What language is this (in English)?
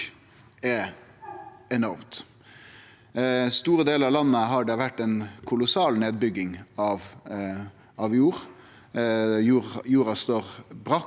Norwegian